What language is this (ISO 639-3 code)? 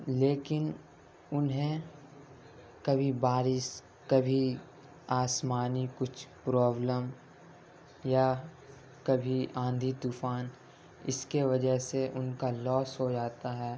urd